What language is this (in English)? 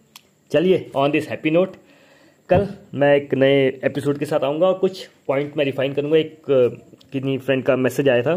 Hindi